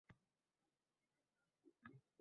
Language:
Uzbek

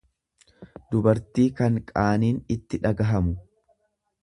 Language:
Oromo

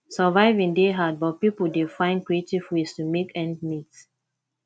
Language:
Nigerian Pidgin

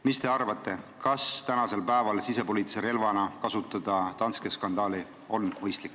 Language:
Estonian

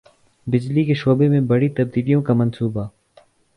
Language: Urdu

